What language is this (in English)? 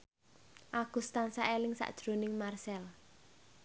Javanese